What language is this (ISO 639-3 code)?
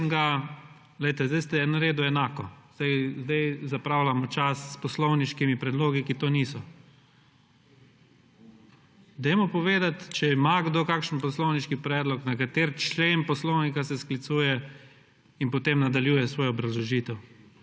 slv